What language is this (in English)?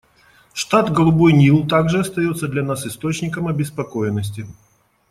Russian